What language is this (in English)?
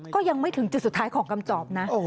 Thai